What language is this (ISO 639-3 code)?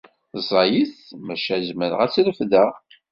kab